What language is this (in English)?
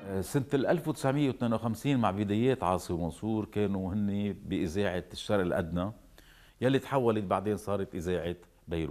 Arabic